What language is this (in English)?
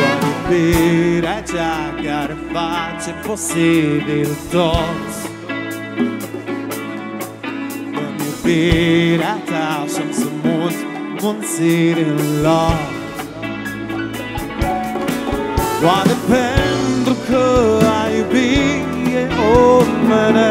Romanian